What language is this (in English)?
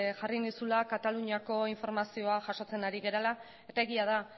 Basque